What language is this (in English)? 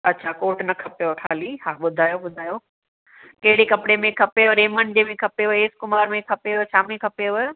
Sindhi